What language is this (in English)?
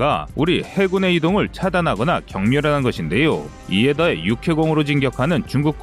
Korean